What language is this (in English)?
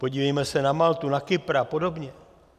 Czech